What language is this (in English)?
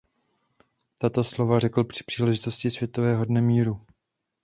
Czech